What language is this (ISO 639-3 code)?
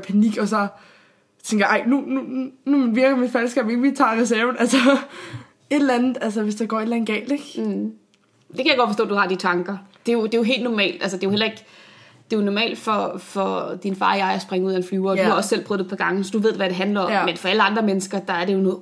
dan